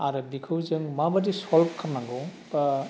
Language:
Bodo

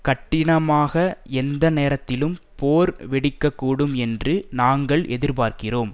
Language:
Tamil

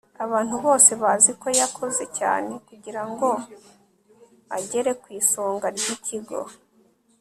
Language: Kinyarwanda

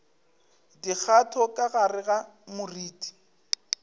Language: Northern Sotho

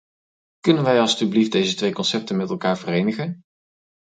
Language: Dutch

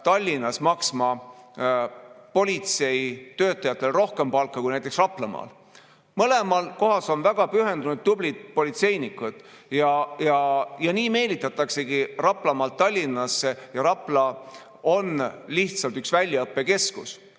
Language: Estonian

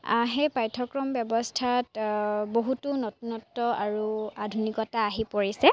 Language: Assamese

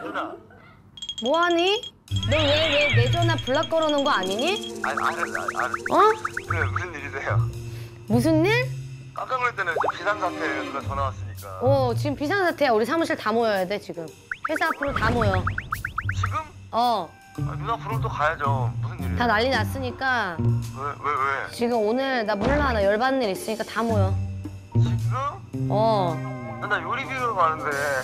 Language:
Korean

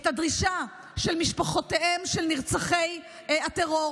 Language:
Hebrew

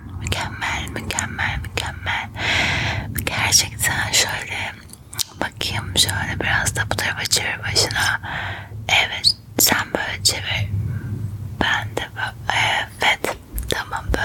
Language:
Turkish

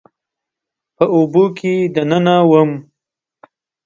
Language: Pashto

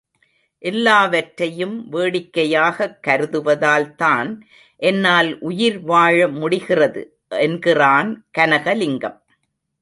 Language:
Tamil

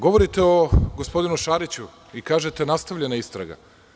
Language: Serbian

